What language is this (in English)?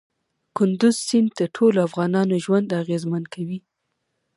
Pashto